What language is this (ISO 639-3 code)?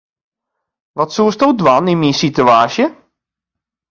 fry